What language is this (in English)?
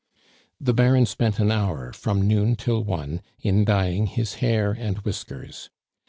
English